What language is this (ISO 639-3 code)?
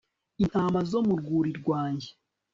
kin